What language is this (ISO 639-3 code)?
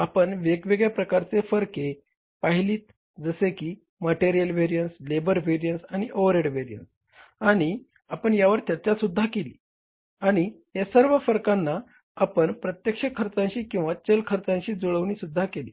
mar